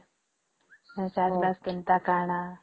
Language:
Odia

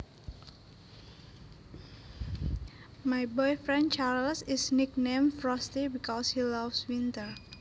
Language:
Javanese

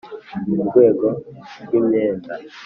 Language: Kinyarwanda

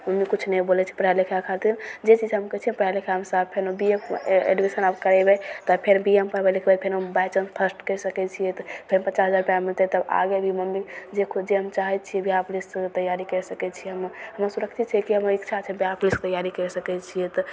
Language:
Maithili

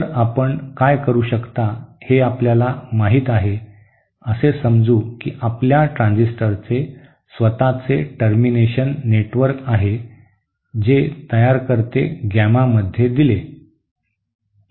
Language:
Marathi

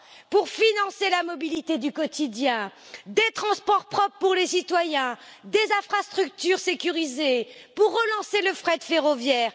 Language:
French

